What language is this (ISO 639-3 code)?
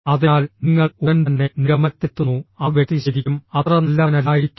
mal